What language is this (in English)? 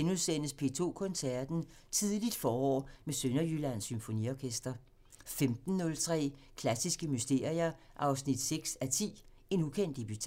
Danish